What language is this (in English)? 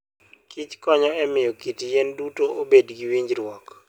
Luo (Kenya and Tanzania)